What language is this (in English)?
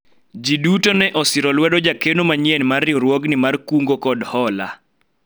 Luo (Kenya and Tanzania)